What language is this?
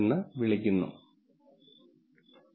Malayalam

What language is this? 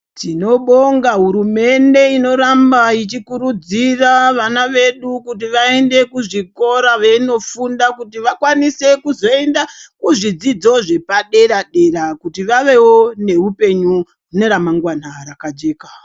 Ndau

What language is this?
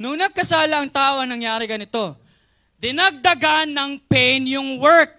Filipino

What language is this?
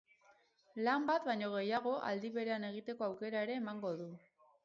Basque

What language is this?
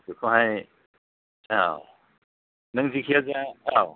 Bodo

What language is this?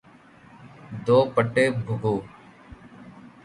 Urdu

